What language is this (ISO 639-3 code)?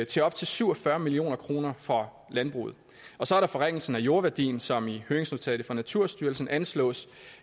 dan